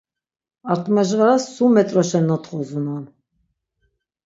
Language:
Laz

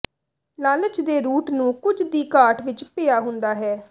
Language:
Punjabi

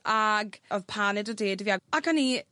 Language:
Welsh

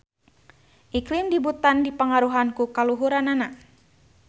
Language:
Sundanese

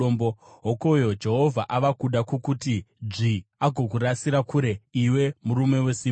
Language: Shona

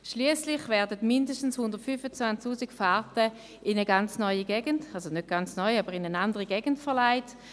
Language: Swiss German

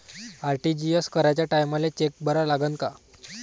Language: Marathi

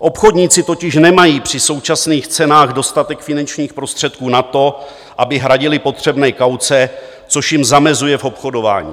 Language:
Czech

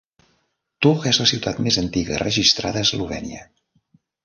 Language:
Catalan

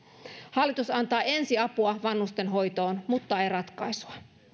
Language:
Finnish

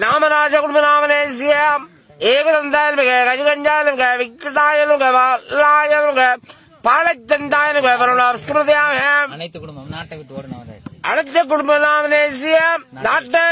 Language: Turkish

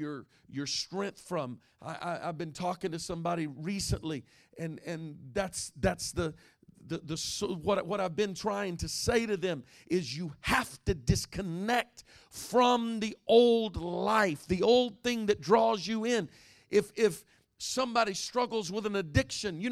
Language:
English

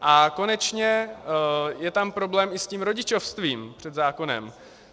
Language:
Czech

